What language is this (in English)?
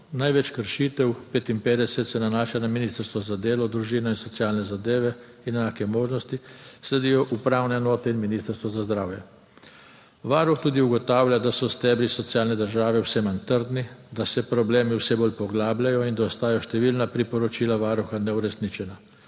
Slovenian